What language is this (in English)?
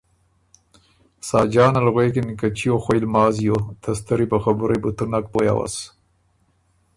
Ormuri